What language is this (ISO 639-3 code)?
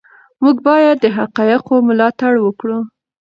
pus